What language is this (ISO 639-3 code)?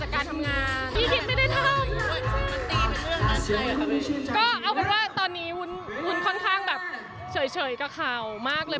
tha